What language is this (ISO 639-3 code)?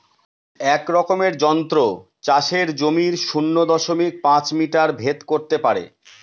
ben